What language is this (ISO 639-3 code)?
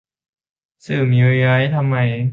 tha